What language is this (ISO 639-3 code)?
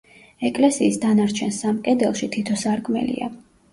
kat